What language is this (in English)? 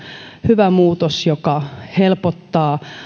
Finnish